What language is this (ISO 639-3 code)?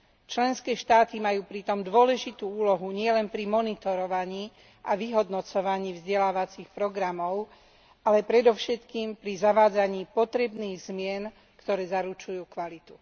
slk